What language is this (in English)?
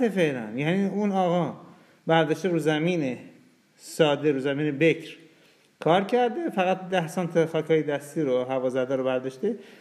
Persian